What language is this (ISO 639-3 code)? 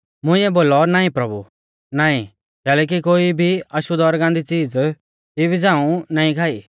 bfz